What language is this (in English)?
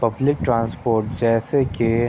Urdu